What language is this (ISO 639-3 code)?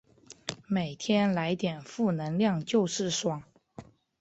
zho